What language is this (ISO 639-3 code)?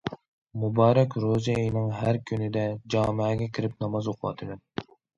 uig